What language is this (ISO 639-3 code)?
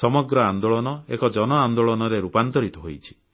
ori